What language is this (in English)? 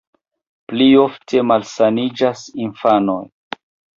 Esperanto